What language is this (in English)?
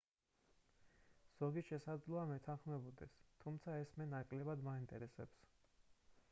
Georgian